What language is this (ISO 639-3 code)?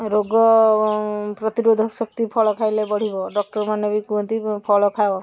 ori